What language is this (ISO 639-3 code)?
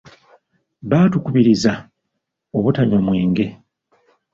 lug